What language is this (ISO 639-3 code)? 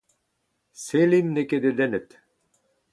bre